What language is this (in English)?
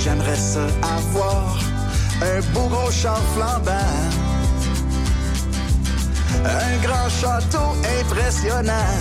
French